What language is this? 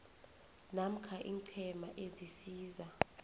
South Ndebele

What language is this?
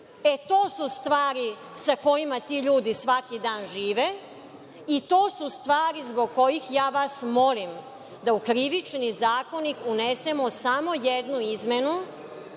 Serbian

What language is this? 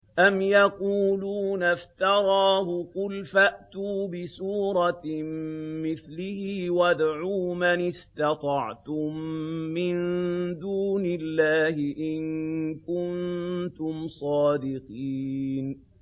Arabic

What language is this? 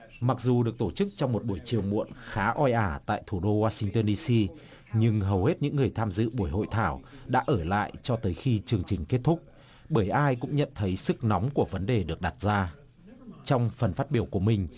Vietnamese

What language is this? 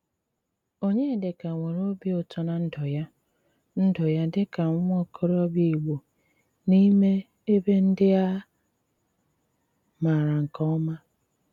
Igbo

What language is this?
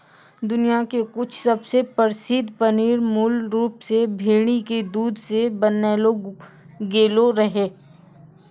Maithili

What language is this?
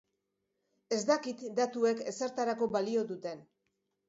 Basque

